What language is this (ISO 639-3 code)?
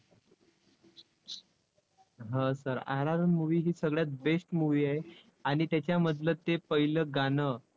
mar